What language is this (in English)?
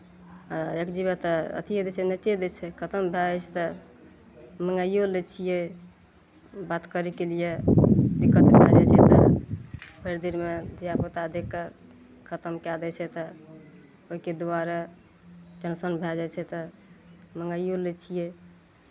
Maithili